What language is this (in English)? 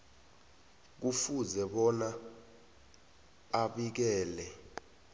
South Ndebele